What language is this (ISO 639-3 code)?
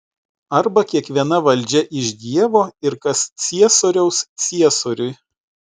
lit